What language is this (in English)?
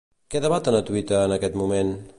Catalan